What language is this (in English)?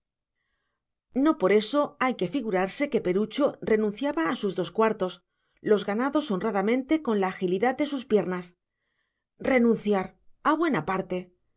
Spanish